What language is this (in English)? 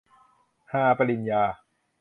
Thai